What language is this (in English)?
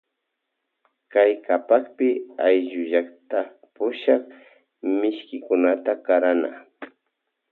Loja Highland Quichua